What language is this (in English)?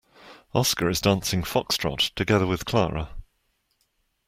English